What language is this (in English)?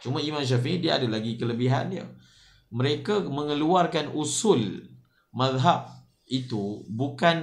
Malay